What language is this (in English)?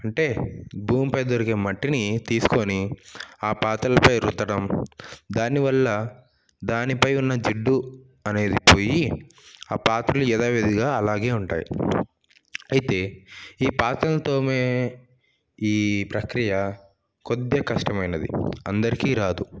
Telugu